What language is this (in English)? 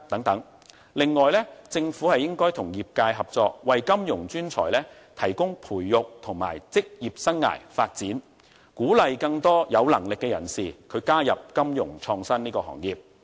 Cantonese